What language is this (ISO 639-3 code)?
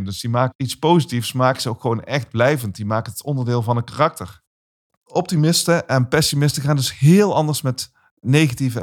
nld